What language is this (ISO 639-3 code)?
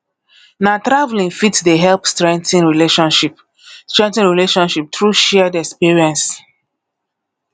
pcm